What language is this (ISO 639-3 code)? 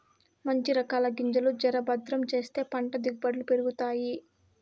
tel